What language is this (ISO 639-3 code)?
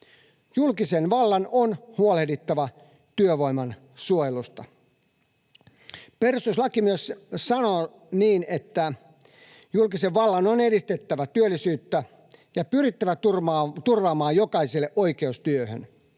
fin